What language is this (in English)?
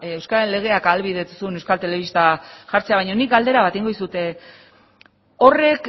Basque